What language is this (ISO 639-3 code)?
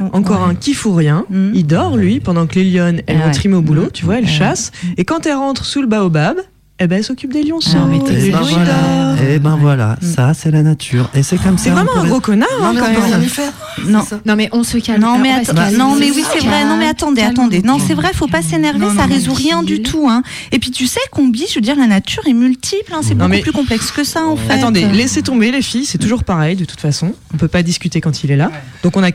fra